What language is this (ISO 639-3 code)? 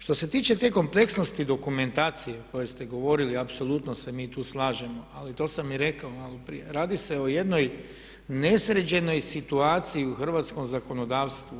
hrv